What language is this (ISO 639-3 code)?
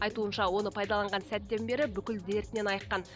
kaz